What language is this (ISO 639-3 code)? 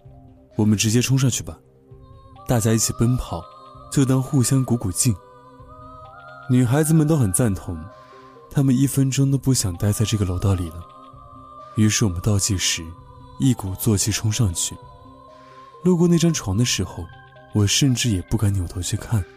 zho